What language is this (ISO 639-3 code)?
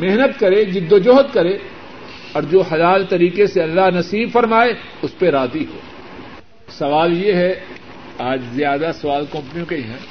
urd